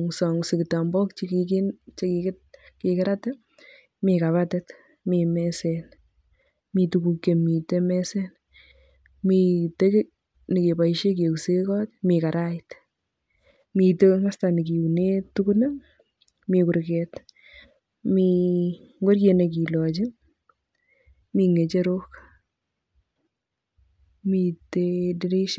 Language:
Kalenjin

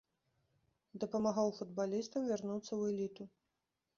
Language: Belarusian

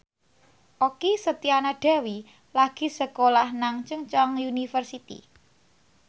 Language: Javanese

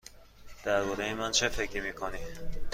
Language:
Persian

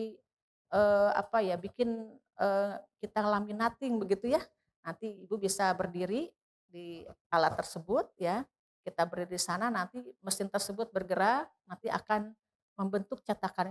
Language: Indonesian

